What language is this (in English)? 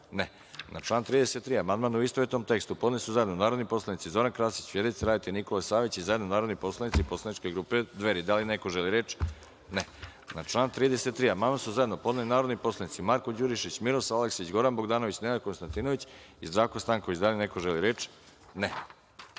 Serbian